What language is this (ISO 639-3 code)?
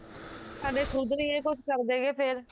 pan